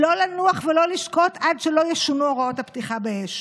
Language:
Hebrew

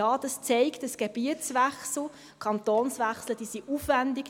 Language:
Swiss German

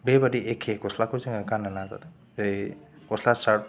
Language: Bodo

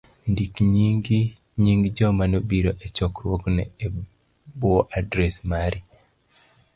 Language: Luo (Kenya and Tanzania)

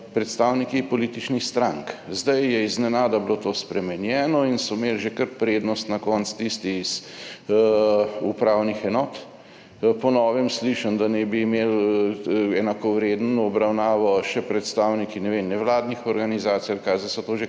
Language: Slovenian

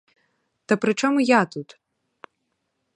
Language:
Ukrainian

